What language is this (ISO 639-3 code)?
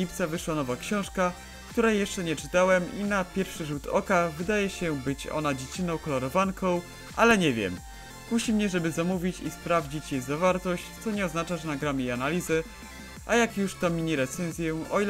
pol